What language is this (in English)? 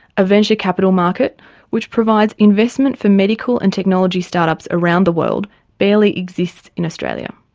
English